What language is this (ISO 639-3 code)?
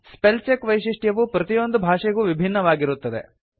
kan